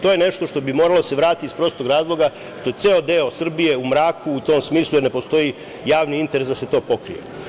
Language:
Serbian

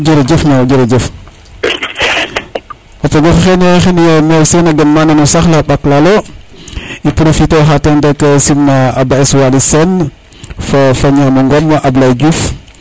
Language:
Serer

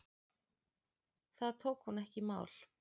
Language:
Icelandic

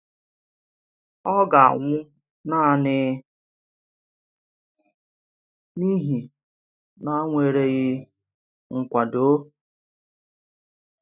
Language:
Igbo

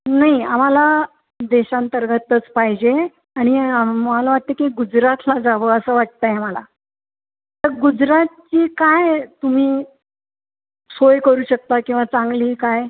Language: Marathi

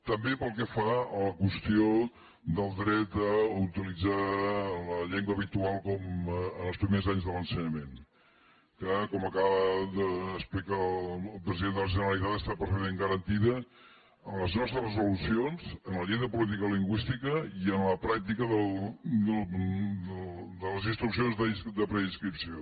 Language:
Catalan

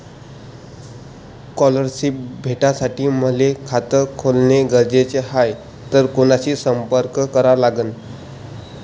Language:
Marathi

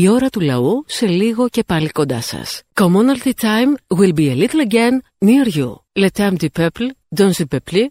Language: Greek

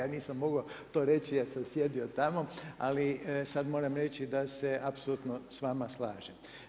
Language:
Croatian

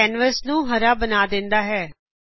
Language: Punjabi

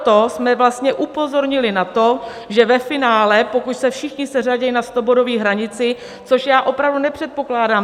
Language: Czech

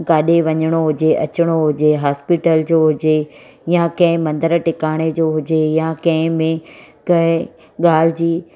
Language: Sindhi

